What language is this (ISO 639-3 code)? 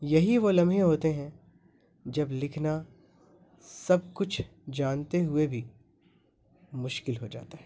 urd